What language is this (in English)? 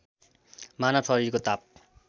Nepali